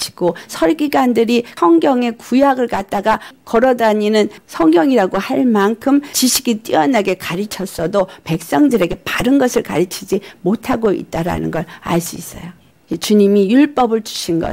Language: Korean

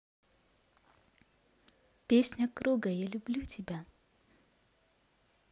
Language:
Russian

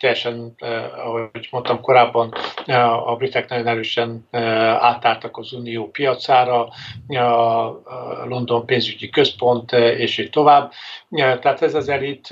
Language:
Hungarian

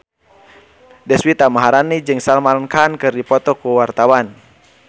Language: Sundanese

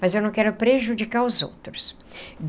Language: Portuguese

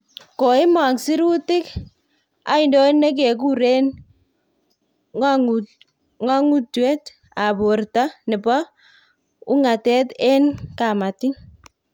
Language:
Kalenjin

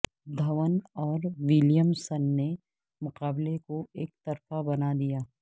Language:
Urdu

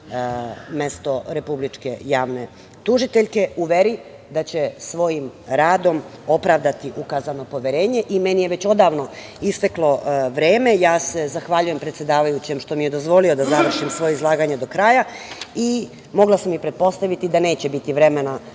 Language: Serbian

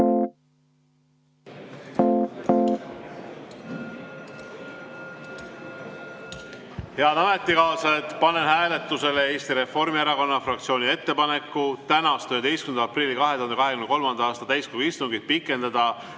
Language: Estonian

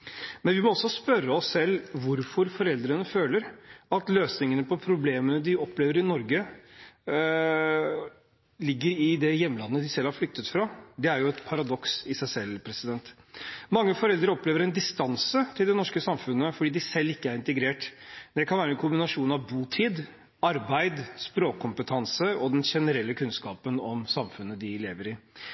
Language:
Norwegian Bokmål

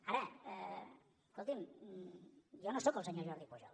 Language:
Catalan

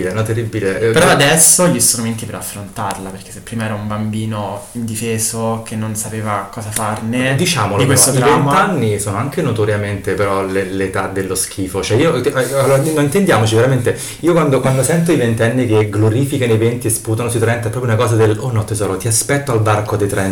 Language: Italian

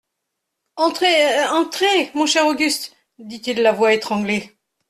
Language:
French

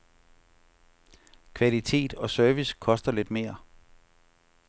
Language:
Danish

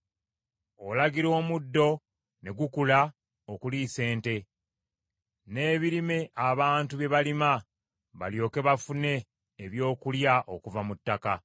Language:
Ganda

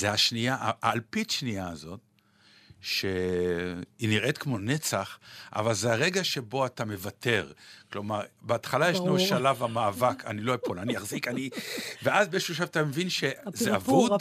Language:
Hebrew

